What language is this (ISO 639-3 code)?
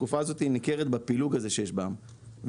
heb